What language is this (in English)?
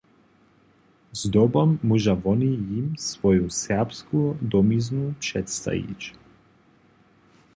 Upper Sorbian